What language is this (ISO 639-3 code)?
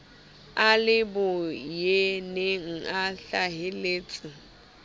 sot